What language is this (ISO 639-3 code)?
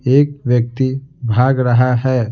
hin